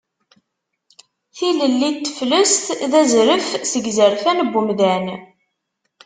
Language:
Kabyle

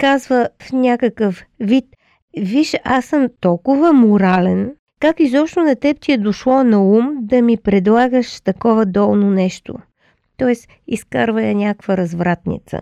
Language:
Bulgarian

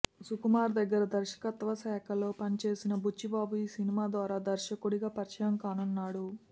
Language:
Telugu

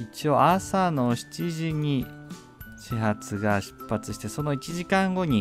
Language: Japanese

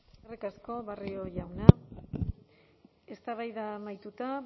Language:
Basque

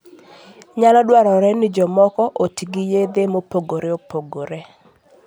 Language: Luo (Kenya and Tanzania)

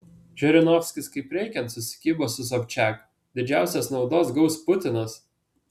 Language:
Lithuanian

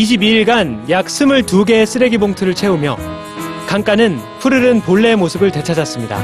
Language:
Korean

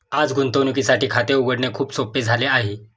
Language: Marathi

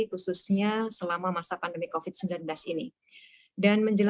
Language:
Indonesian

